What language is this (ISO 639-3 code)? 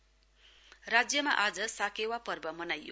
nep